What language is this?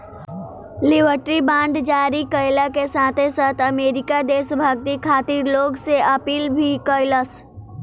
Bhojpuri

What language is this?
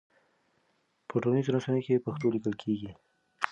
Pashto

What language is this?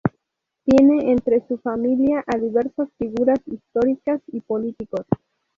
Spanish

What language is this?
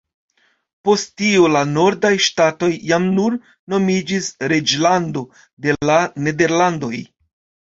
Esperanto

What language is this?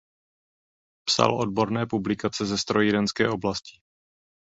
Czech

